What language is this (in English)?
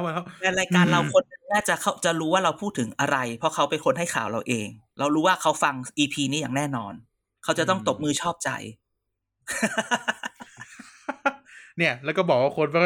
Thai